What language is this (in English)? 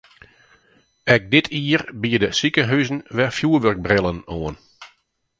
Western Frisian